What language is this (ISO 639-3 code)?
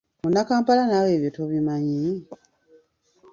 lug